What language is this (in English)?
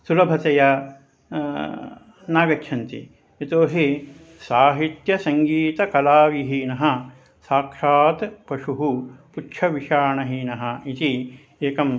Sanskrit